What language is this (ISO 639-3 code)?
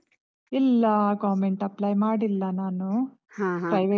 kan